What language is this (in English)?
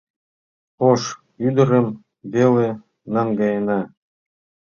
Mari